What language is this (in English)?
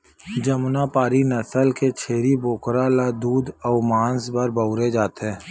Chhattisgarhi